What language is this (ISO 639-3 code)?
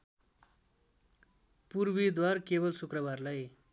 nep